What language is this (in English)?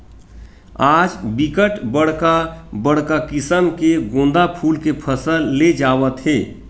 Chhattisgarhi